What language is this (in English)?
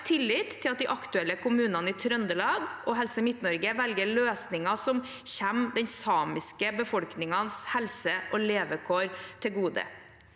Norwegian